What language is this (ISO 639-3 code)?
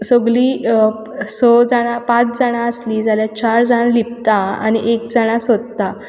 kok